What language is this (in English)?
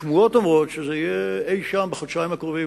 Hebrew